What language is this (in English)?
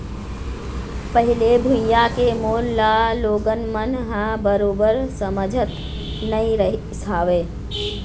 Chhattisgarhi